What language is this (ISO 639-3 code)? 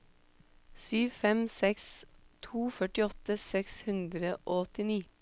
nor